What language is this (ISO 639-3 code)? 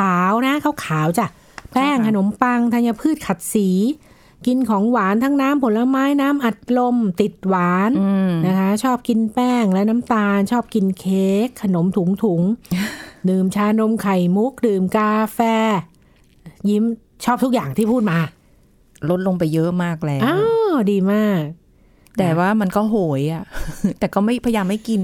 tha